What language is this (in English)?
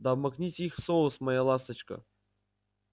Russian